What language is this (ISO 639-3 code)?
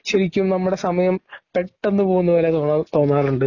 mal